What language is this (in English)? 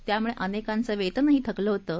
Marathi